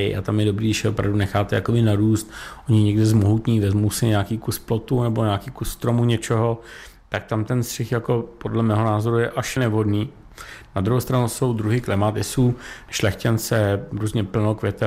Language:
Czech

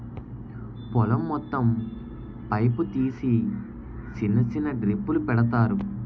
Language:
Telugu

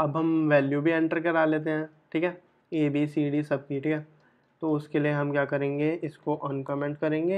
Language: Hindi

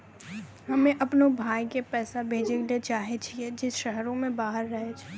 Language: Maithili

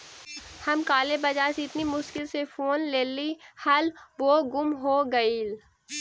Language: Magahi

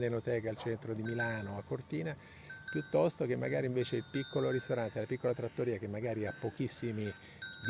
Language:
Italian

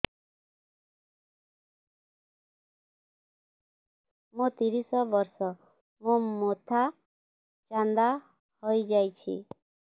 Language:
Odia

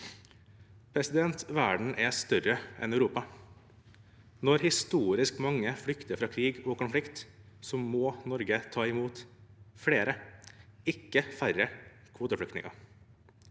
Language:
Norwegian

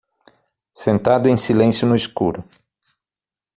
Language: Portuguese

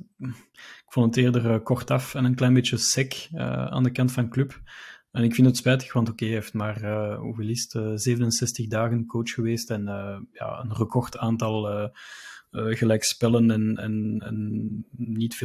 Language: Dutch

